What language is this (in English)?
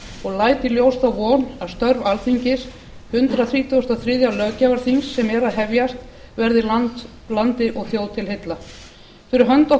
Icelandic